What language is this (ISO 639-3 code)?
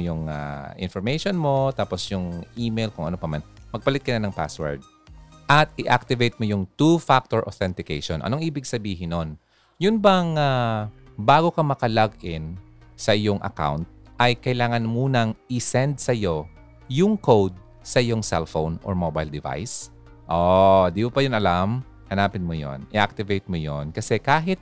fil